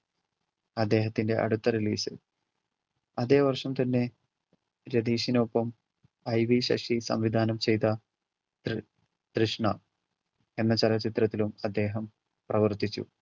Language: Malayalam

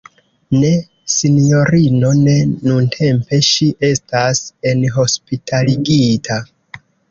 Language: Esperanto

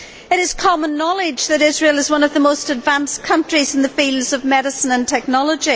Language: English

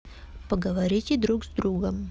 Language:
Russian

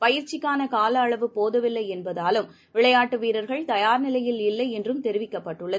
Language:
Tamil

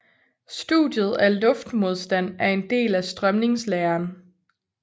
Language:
Danish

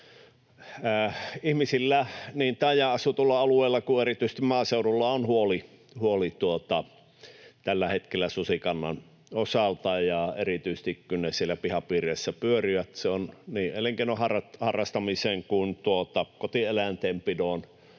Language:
Finnish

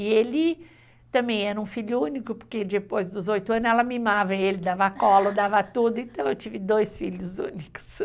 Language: Portuguese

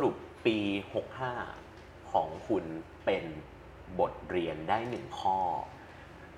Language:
Thai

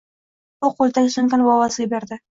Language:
Uzbek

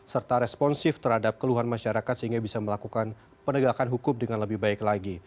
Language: Indonesian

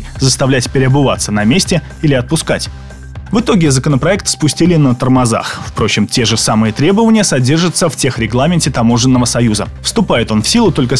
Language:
Russian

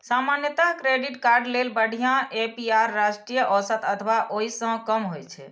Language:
Maithili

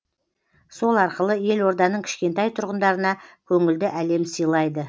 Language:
Kazakh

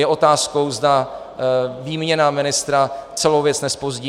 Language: Czech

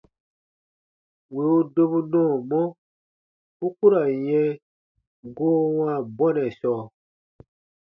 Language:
Baatonum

